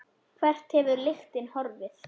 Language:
Icelandic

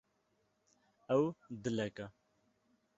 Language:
Kurdish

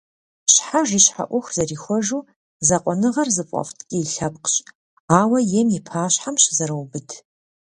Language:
Kabardian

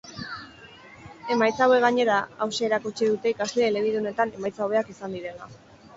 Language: Basque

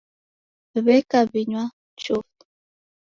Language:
Taita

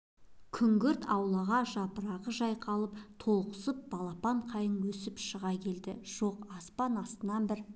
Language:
Kazakh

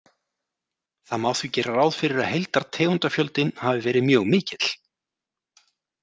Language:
Icelandic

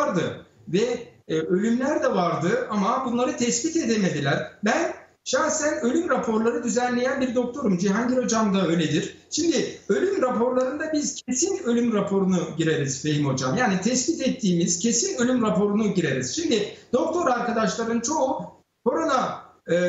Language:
Turkish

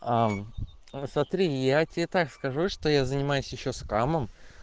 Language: Russian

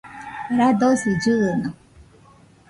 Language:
Nüpode Huitoto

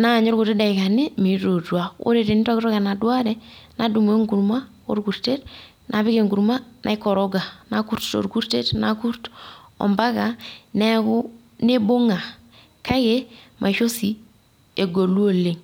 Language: Masai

